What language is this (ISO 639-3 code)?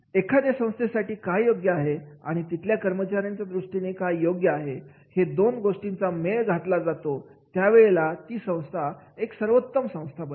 mar